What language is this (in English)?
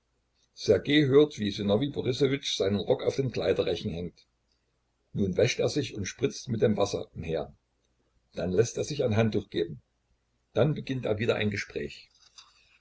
German